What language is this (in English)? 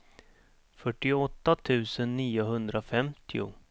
Swedish